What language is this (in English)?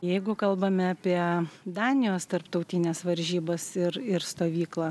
Lithuanian